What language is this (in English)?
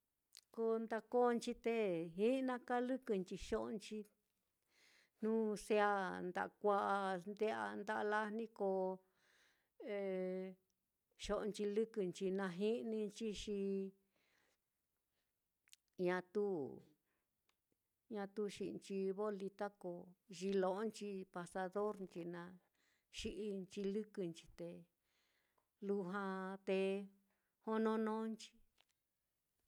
Mitlatongo Mixtec